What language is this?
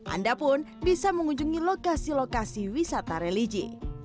Indonesian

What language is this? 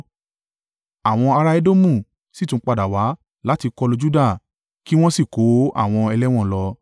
Yoruba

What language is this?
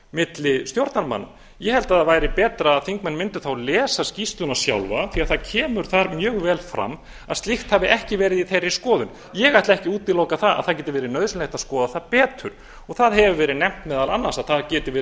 Icelandic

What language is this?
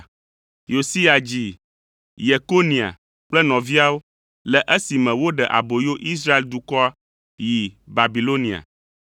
Ewe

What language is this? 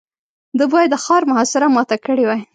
Pashto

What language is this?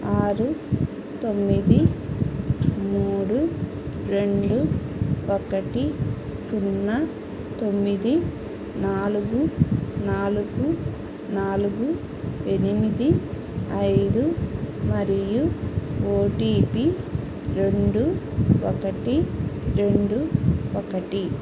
Telugu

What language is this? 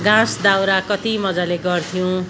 Nepali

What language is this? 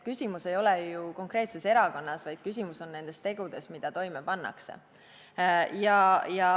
Estonian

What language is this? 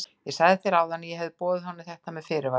Icelandic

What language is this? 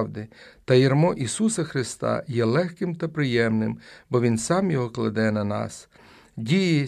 Ukrainian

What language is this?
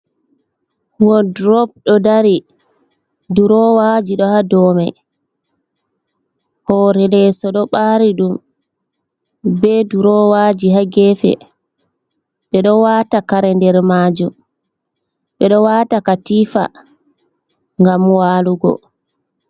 Fula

